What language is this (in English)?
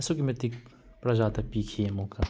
Manipuri